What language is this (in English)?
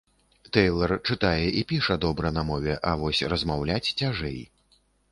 Belarusian